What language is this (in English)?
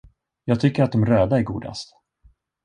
Swedish